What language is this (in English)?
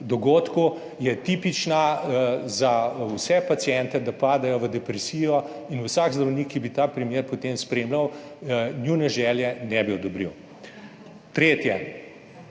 Slovenian